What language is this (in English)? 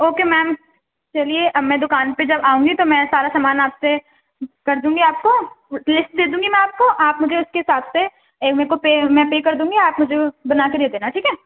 Urdu